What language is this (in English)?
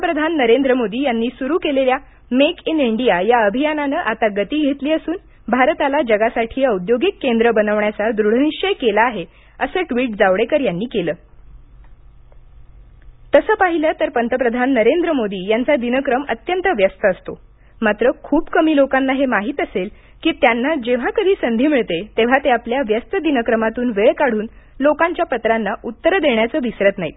Marathi